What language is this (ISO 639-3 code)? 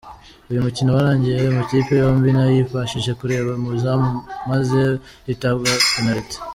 kin